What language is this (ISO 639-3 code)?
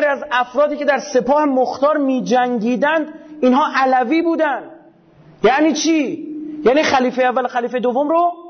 fas